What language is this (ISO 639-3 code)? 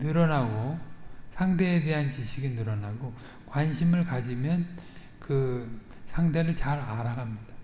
kor